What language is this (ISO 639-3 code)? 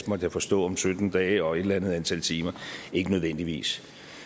dan